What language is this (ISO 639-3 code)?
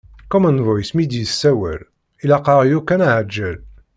kab